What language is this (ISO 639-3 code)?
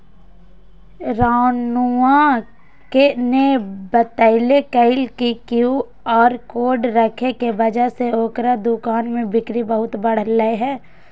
mag